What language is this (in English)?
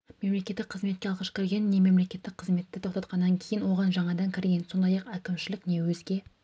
Kazakh